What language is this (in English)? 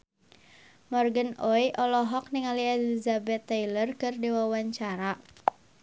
Sundanese